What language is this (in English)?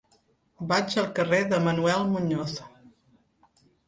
Catalan